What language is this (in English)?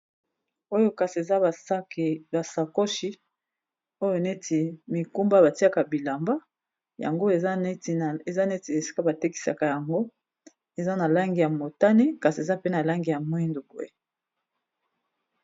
Lingala